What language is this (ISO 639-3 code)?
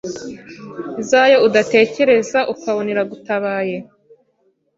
kin